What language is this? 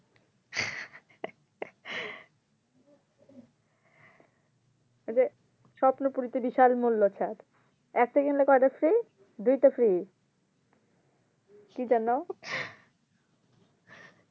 Bangla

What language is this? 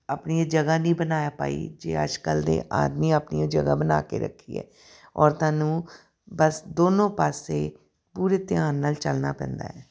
Punjabi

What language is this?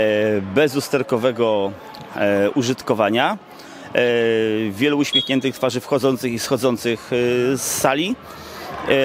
Polish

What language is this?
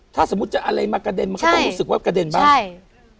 Thai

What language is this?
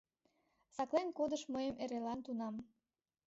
Mari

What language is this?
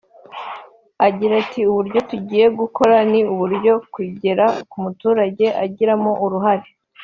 Kinyarwanda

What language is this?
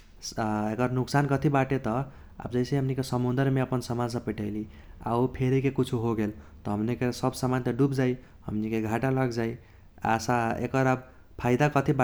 Kochila Tharu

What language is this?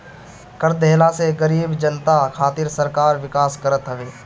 Bhojpuri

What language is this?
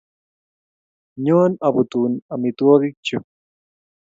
Kalenjin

